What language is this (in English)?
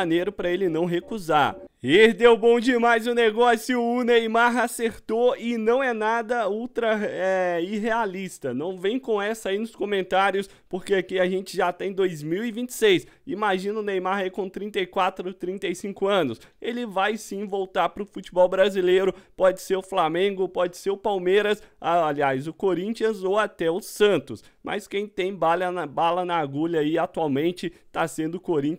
Portuguese